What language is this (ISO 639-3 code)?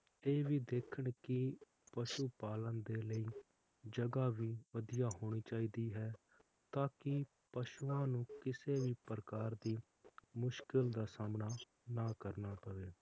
pan